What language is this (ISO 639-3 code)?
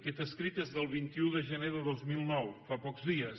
cat